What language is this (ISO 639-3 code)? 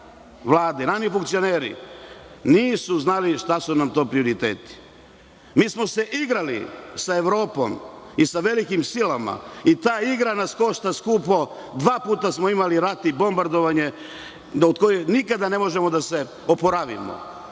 srp